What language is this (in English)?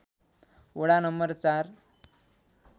Nepali